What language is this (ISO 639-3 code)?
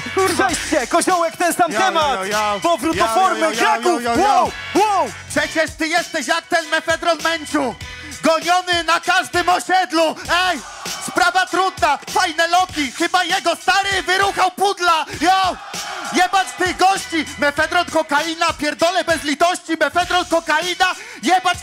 pol